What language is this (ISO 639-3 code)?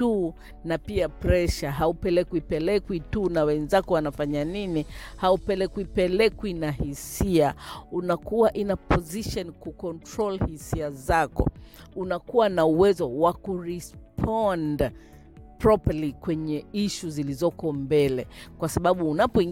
swa